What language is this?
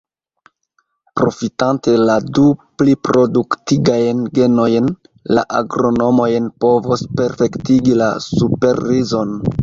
Esperanto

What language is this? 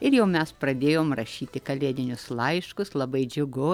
Lithuanian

